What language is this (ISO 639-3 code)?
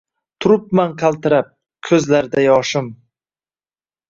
uzb